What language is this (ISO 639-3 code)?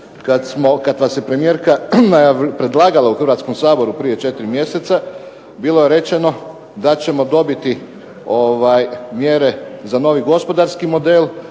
hrv